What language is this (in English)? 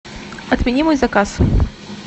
Russian